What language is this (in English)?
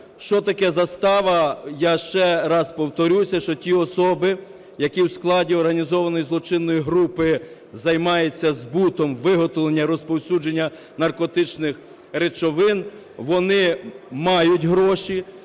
Ukrainian